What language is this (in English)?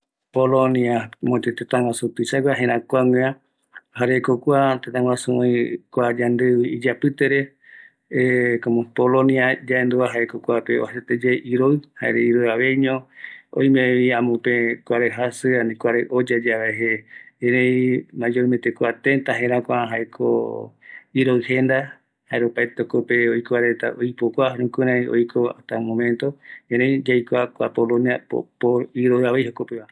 Eastern Bolivian Guaraní